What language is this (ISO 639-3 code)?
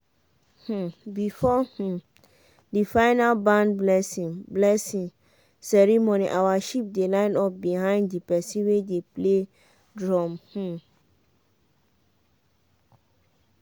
pcm